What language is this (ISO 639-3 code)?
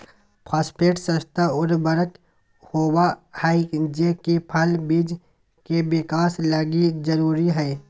mag